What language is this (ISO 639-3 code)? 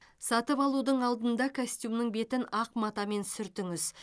kaz